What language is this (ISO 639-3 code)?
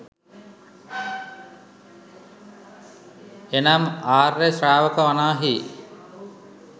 sin